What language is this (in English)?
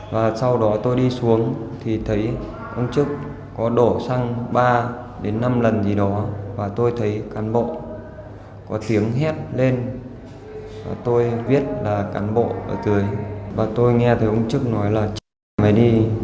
Vietnamese